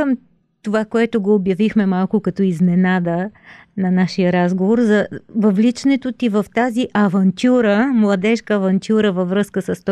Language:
Bulgarian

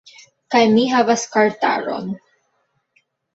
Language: Esperanto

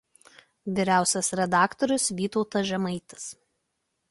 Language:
Lithuanian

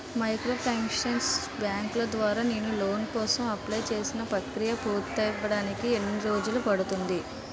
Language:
Telugu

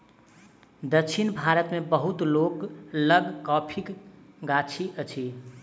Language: Maithili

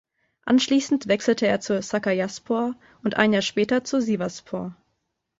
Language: German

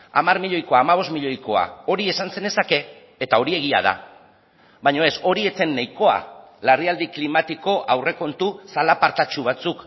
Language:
Basque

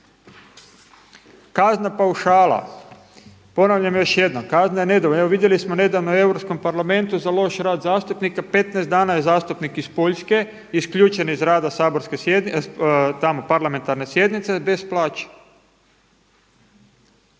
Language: Croatian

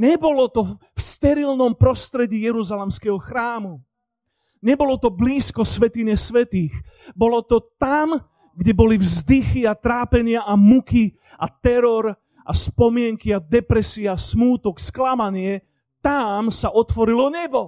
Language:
Slovak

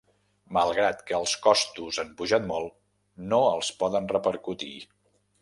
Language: Catalan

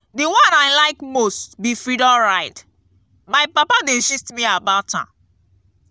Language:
Nigerian Pidgin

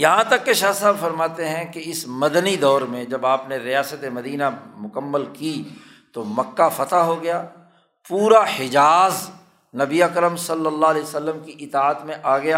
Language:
Urdu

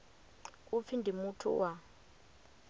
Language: Venda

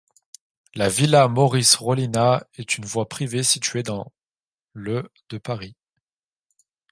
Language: French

